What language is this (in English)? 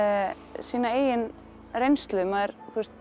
Icelandic